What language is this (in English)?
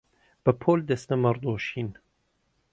Central Kurdish